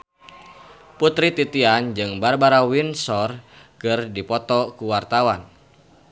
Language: Sundanese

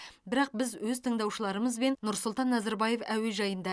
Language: Kazakh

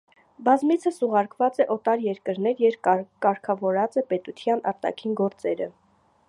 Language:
Armenian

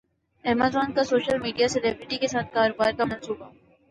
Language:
Urdu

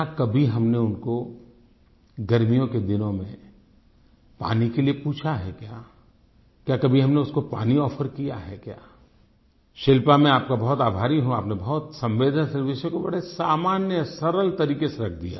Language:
Hindi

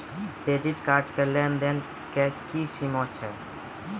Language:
Maithili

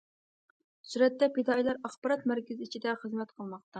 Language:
Uyghur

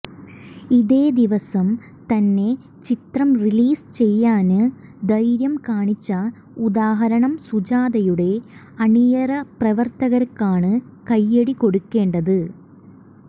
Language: Malayalam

